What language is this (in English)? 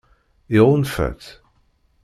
Kabyle